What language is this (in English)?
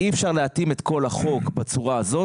Hebrew